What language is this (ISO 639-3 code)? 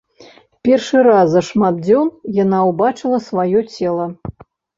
bel